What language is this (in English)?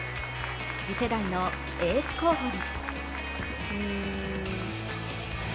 Japanese